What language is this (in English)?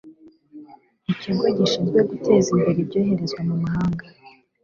Kinyarwanda